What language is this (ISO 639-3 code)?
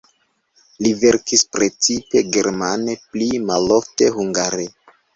epo